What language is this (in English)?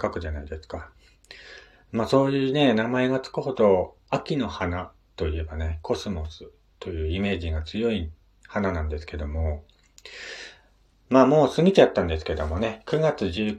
Japanese